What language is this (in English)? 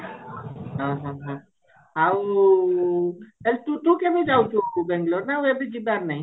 Odia